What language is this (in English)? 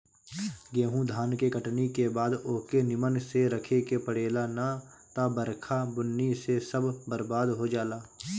Bhojpuri